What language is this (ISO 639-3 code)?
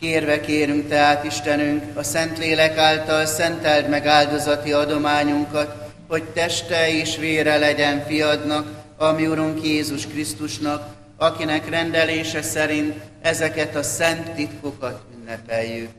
hun